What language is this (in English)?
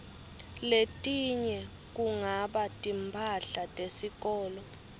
Swati